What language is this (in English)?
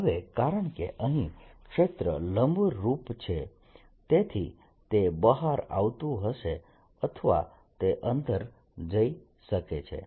Gujarati